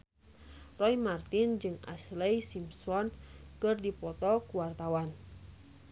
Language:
Sundanese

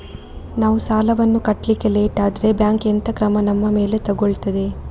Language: Kannada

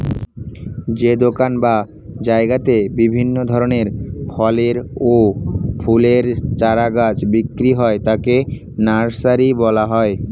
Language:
Bangla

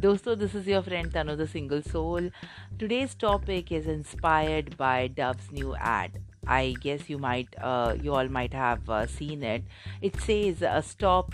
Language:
Hindi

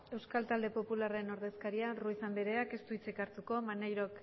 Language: Basque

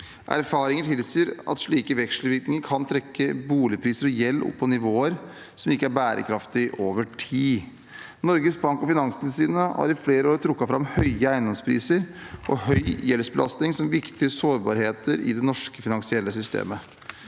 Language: Norwegian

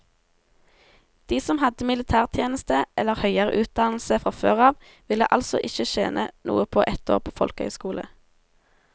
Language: Norwegian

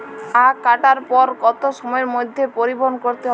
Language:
Bangla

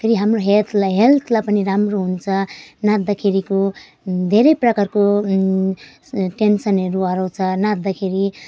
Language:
Nepali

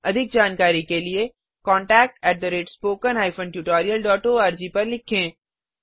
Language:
Hindi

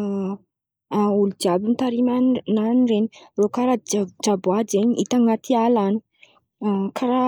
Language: Antankarana Malagasy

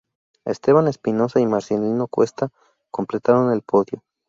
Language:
Spanish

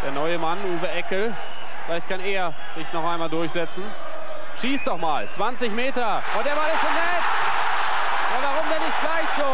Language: German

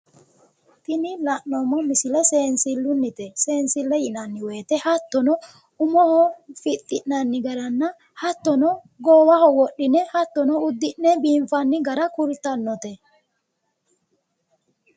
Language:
Sidamo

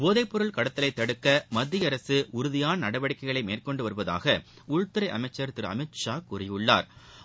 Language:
Tamil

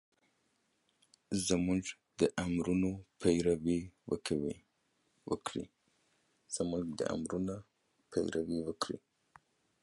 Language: Pashto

